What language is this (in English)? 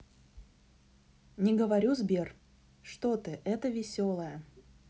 Russian